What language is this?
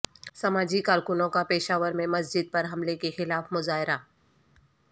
Urdu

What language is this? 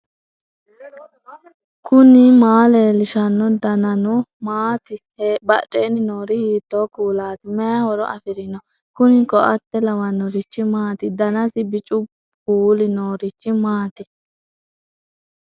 Sidamo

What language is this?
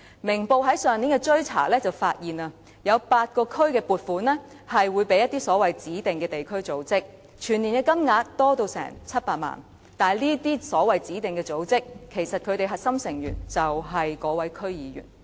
Cantonese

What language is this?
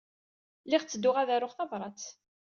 Kabyle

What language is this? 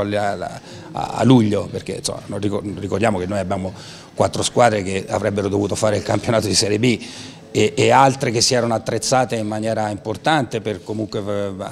Italian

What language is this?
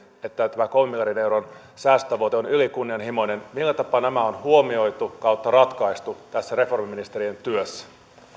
Finnish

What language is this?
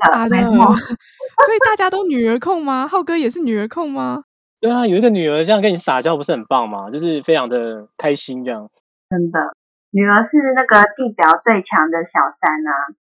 Chinese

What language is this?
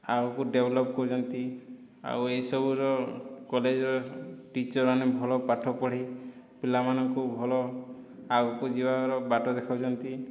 Odia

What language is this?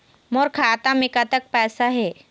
Chhattisgarhi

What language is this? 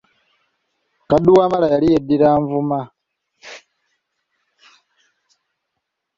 Ganda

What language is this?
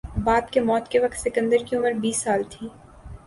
Urdu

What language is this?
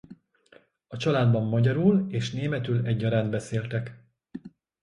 Hungarian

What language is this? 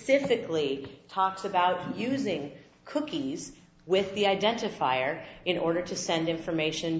English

